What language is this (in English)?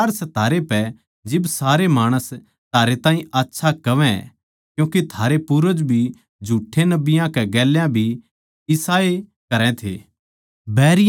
Haryanvi